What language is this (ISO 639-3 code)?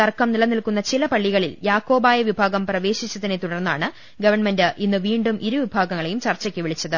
mal